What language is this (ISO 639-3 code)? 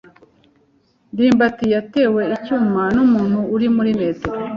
kin